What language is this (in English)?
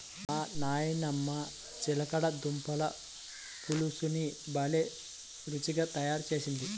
Telugu